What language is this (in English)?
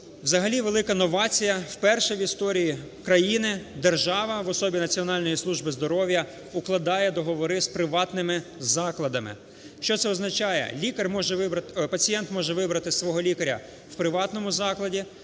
Ukrainian